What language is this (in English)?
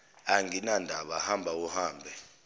Zulu